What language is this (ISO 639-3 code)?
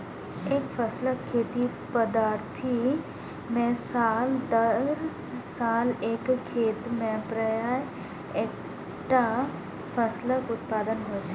mai